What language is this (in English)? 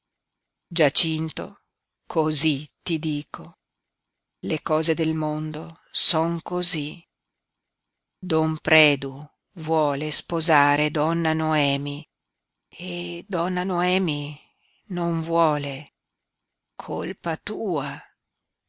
Italian